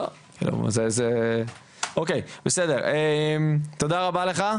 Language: Hebrew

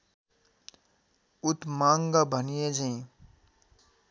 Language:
Nepali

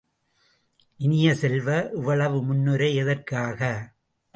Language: Tamil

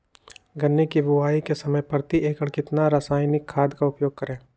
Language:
Magahi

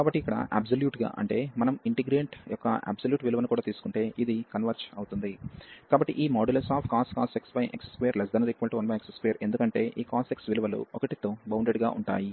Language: Telugu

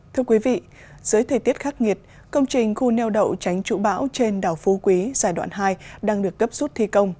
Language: Vietnamese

